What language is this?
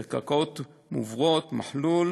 Hebrew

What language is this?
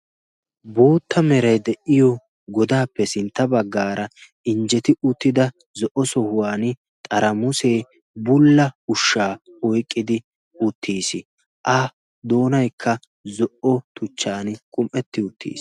Wolaytta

